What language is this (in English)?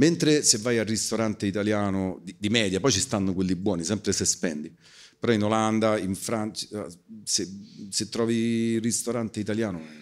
Italian